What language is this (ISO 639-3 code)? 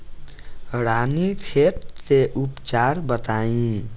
bho